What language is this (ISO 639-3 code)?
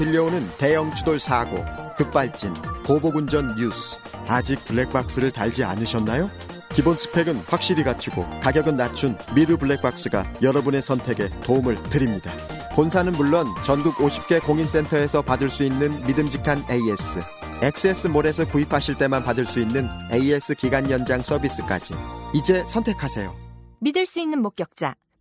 kor